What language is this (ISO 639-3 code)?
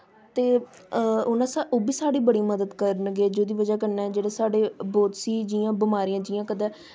doi